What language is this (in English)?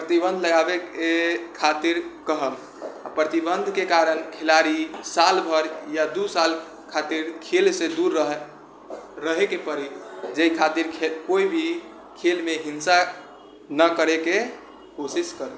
Maithili